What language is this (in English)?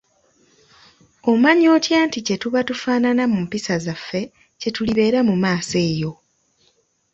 Ganda